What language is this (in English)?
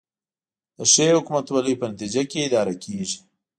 Pashto